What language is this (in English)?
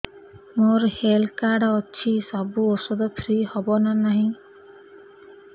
Odia